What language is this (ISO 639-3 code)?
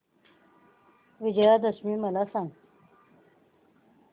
mar